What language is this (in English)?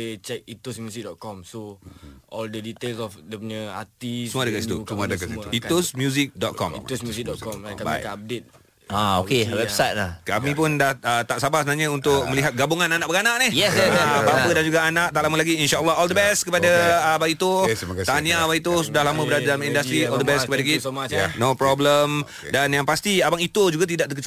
Malay